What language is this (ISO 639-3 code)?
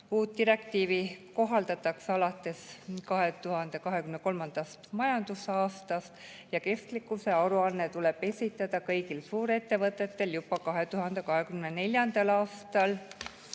est